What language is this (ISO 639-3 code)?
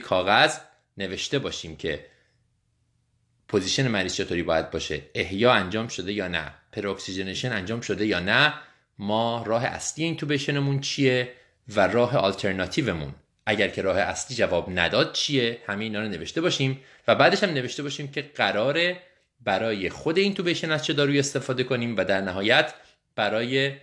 fas